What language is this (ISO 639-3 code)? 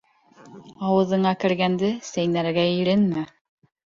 bak